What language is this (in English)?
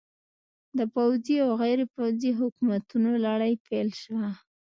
Pashto